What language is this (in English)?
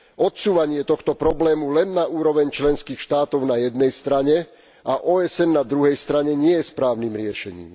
Slovak